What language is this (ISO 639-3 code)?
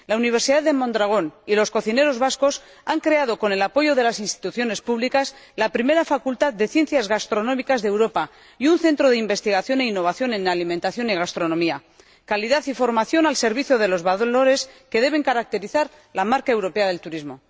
spa